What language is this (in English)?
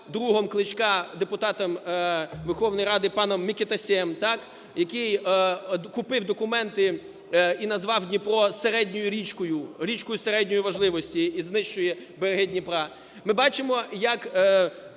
Ukrainian